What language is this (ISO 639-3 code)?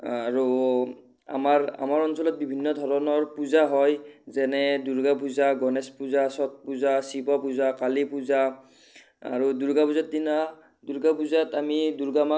asm